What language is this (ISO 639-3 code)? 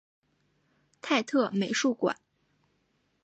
zho